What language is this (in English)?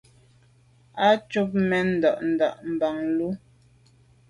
Medumba